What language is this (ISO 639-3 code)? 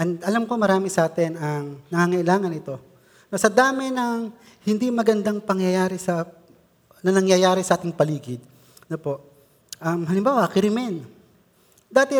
fil